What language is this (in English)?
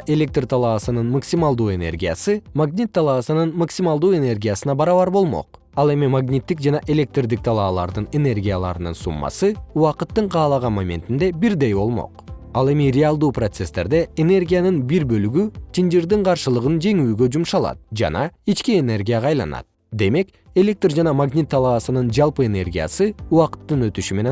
Kyrgyz